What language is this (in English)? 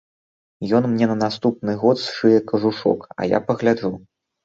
Belarusian